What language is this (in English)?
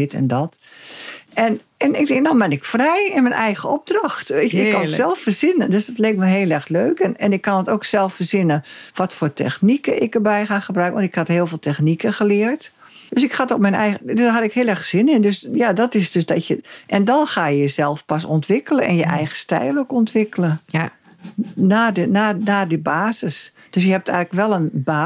Dutch